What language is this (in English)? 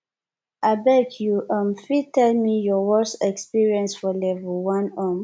Nigerian Pidgin